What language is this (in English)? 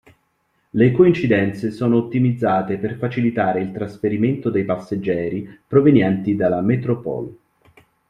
Italian